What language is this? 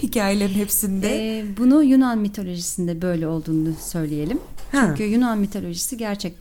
Turkish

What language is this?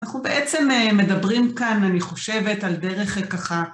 Hebrew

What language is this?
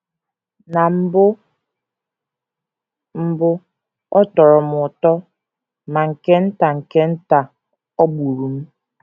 Igbo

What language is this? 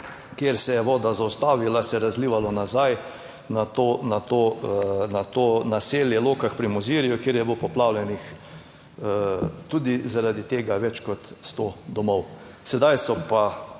Slovenian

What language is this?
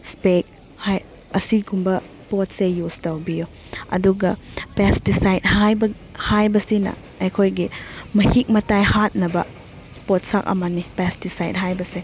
Manipuri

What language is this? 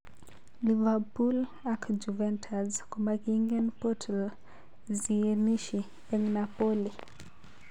Kalenjin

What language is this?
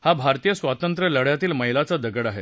Marathi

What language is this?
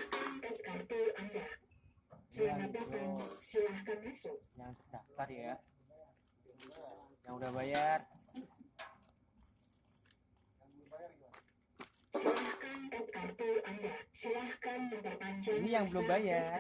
Indonesian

